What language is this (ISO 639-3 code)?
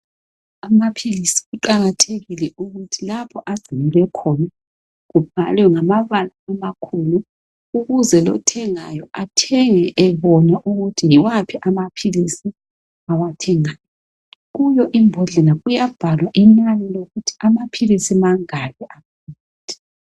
nde